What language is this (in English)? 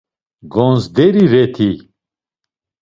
Laz